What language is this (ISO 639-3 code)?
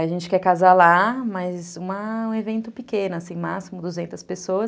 por